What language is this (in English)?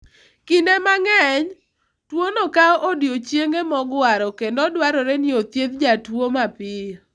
Luo (Kenya and Tanzania)